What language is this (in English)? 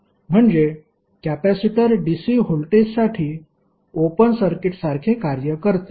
Marathi